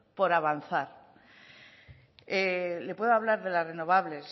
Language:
Spanish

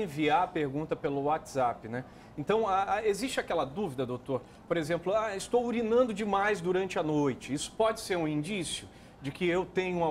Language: Portuguese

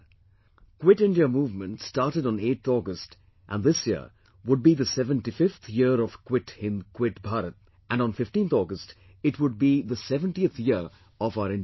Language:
English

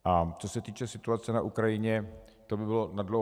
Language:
Czech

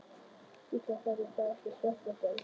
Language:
Icelandic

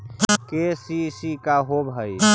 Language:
Magahi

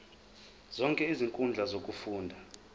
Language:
Zulu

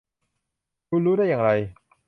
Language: Thai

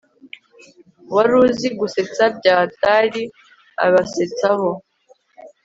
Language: Kinyarwanda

